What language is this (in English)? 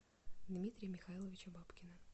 Russian